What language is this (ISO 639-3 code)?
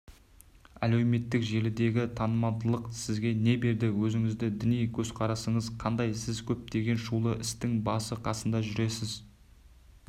kaz